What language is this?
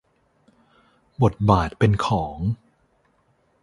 Thai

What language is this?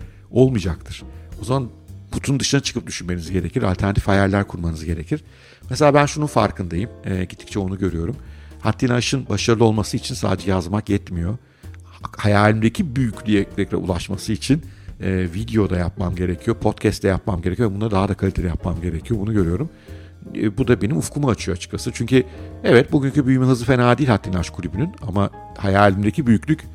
Turkish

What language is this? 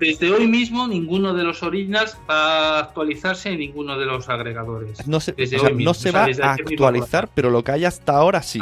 Spanish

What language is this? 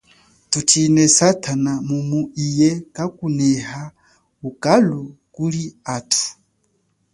Chokwe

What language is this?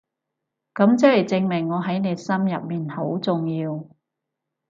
Cantonese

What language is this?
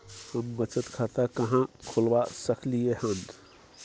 Maithili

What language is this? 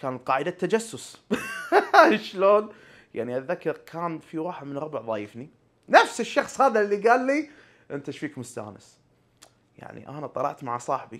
Arabic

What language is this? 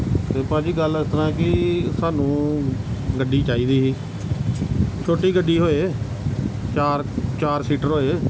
Punjabi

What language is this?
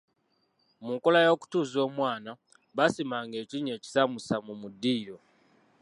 Ganda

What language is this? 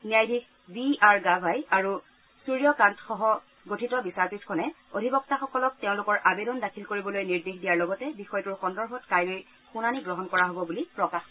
Assamese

